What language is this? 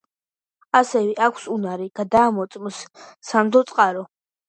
Georgian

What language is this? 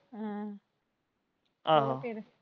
Punjabi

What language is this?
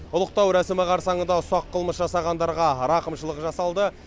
Kazakh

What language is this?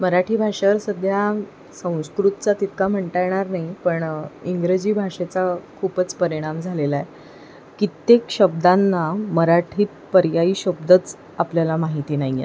Marathi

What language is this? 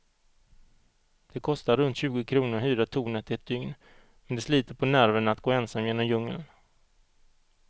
Swedish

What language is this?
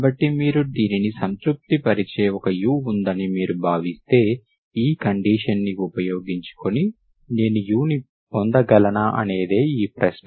Telugu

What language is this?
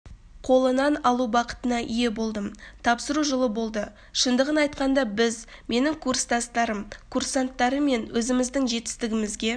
Kazakh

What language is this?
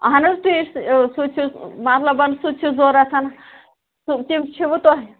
Kashmiri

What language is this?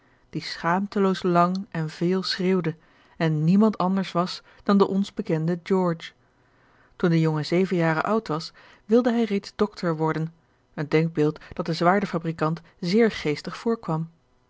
Dutch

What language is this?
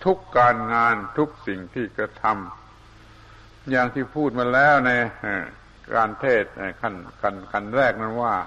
Thai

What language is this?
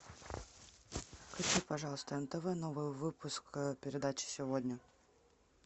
Russian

